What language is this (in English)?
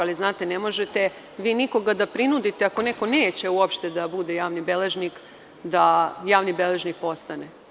Serbian